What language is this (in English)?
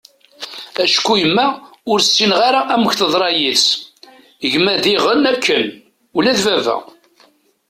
Kabyle